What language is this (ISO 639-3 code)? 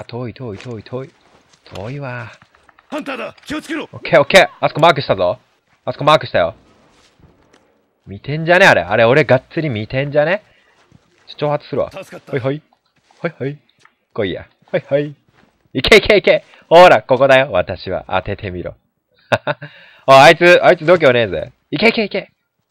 jpn